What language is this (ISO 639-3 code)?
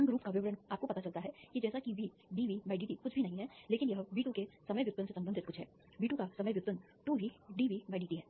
hin